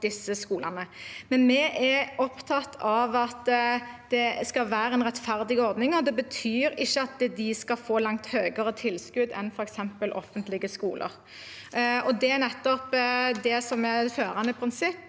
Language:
Norwegian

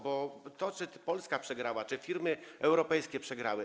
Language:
Polish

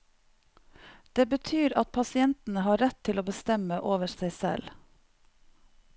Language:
Norwegian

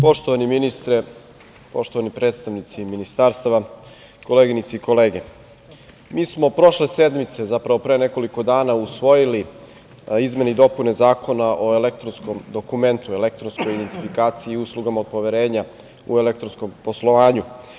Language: Serbian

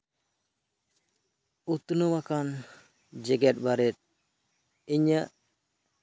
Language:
Santali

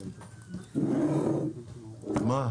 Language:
Hebrew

